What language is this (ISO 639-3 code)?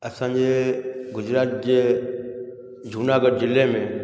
snd